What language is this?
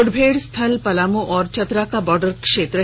Hindi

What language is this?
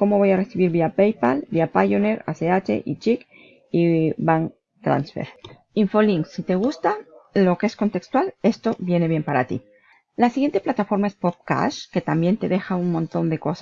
Spanish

